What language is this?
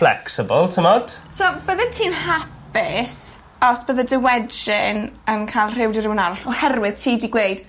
Welsh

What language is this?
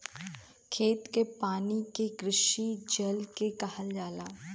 Bhojpuri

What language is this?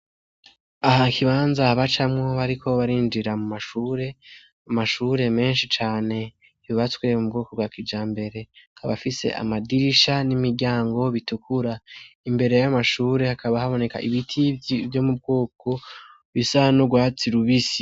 Rundi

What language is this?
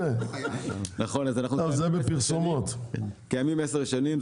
Hebrew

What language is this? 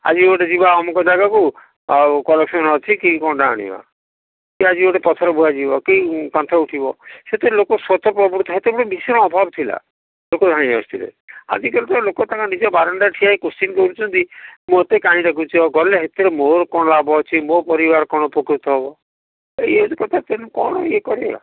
Odia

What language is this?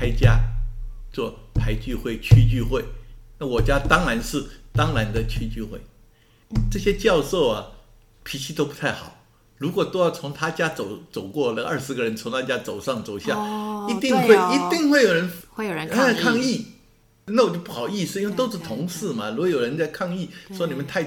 Chinese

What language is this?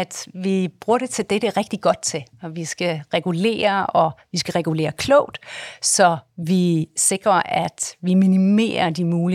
Danish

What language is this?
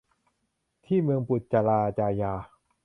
Thai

